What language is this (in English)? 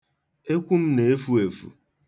Igbo